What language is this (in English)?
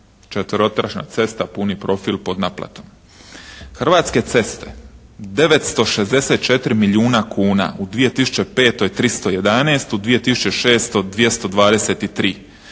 Croatian